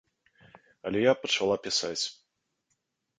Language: Belarusian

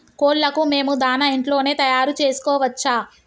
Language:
Telugu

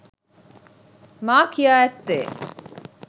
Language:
Sinhala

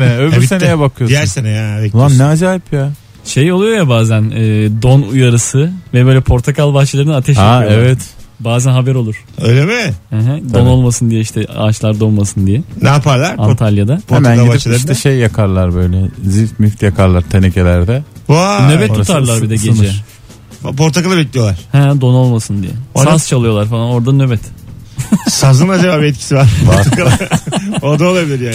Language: Turkish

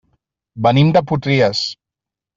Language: Catalan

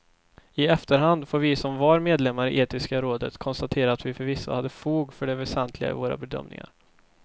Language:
Swedish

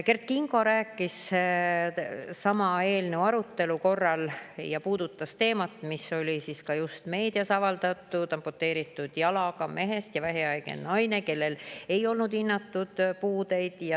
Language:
Estonian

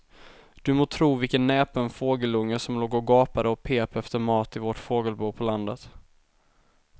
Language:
Swedish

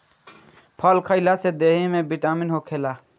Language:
Bhojpuri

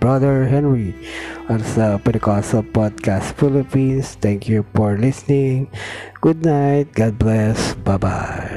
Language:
Filipino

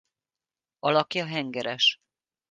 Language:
Hungarian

